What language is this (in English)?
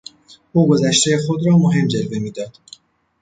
Persian